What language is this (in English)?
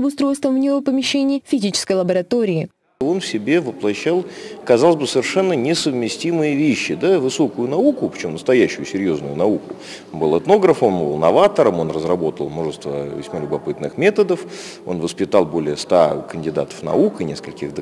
Russian